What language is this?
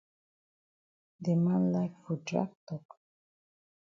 Cameroon Pidgin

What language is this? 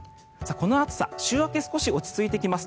Japanese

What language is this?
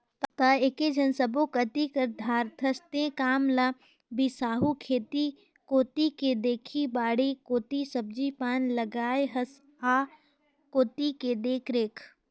Chhattisgarhi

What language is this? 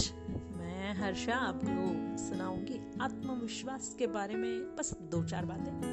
Hindi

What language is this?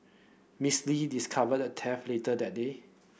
English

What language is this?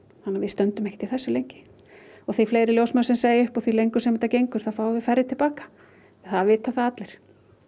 Icelandic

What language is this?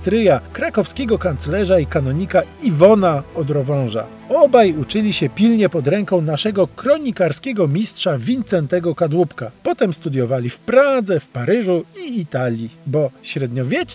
Polish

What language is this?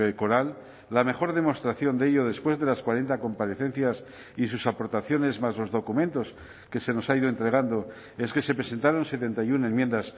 Spanish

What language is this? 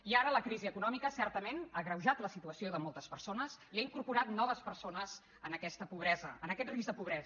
Catalan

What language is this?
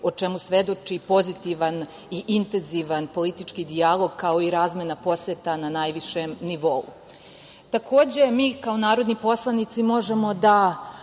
Serbian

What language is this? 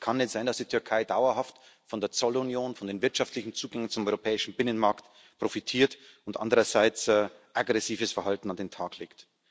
German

